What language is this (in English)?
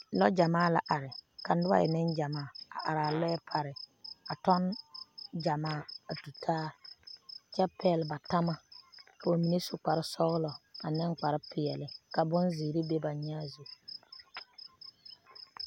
Southern Dagaare